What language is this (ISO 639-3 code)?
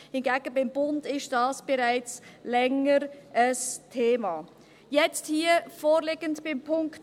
gsw